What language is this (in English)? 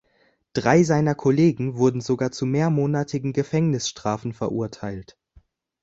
German